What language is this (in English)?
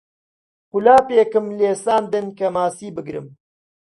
Central Kurdish